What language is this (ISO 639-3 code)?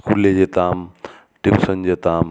ben